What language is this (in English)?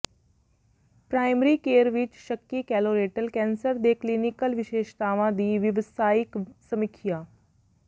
Punjabi